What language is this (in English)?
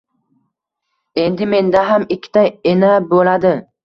Uzbek